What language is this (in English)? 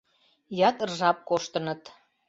Mari